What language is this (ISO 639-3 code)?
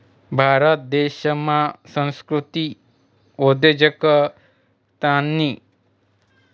mar